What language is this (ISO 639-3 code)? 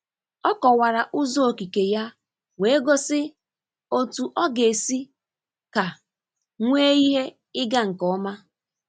ibo